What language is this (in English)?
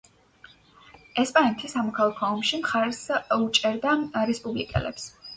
Georgian